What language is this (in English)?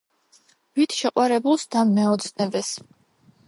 Georgian